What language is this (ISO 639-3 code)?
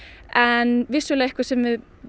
isl